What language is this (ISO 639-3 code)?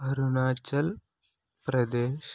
tel